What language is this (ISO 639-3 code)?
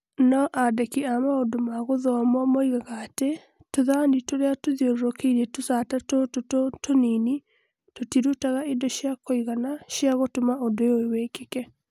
kik